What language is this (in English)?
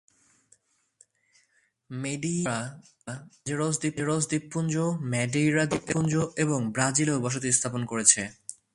Bangla